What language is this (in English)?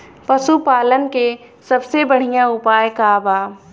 Bhojpuri